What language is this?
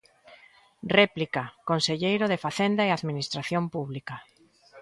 Galician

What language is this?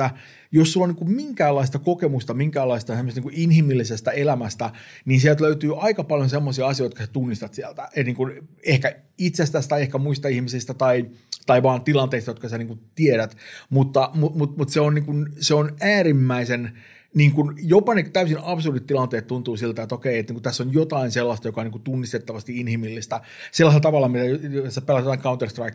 Finnish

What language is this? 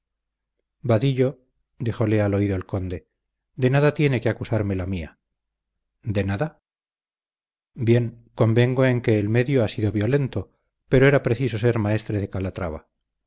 Spanish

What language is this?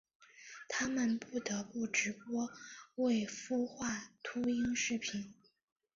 Chinese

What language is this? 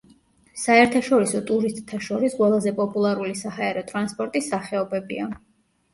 Georgian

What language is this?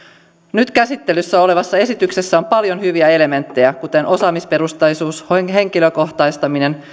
Finnish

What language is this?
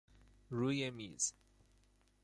Persian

